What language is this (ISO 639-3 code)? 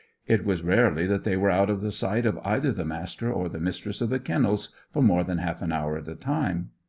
eng